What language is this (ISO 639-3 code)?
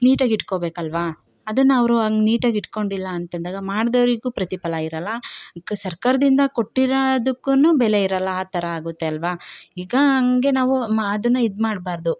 kan